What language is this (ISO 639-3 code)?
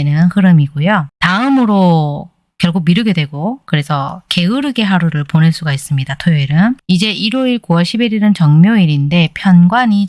kor